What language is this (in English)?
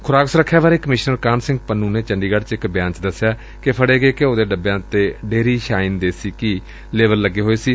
Punjabi